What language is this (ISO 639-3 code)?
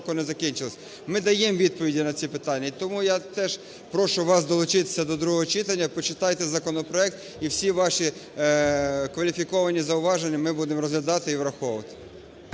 ukr